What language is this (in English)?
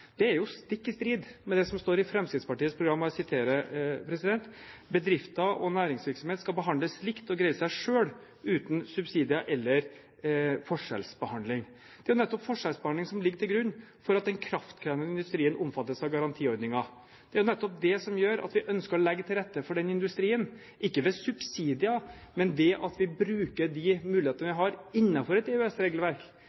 Norwegian Bokmål